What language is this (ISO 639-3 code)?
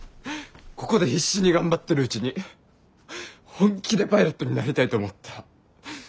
jpn